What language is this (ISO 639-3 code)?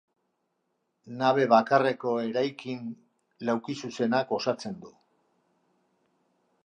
eus